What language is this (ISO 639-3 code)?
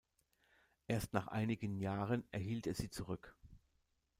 deu